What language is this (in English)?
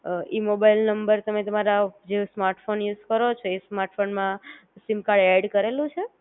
Gujarati